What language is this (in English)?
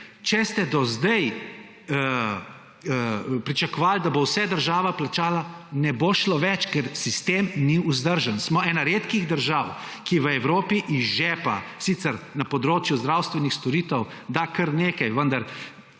Slovenian